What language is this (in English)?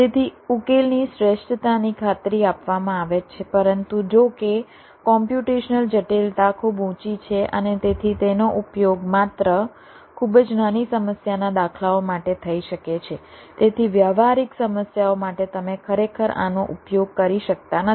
Gujarati